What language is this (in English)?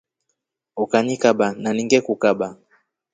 Rombo